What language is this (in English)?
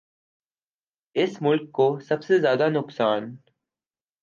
Urdu